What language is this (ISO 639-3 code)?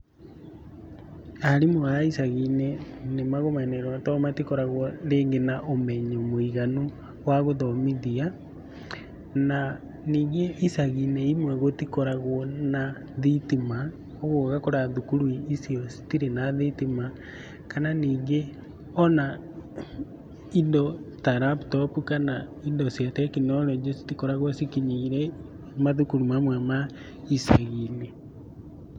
kik